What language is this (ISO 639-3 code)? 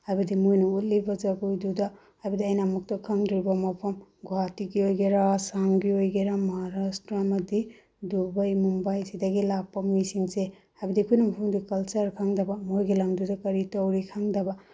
mni